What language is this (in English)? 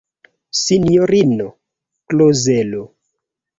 Esperanto